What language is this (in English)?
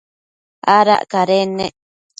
Matsés